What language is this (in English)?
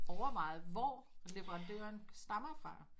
Danish